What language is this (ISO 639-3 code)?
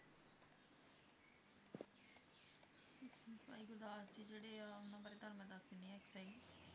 pan